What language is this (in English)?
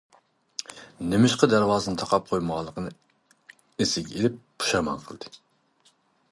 Uyghur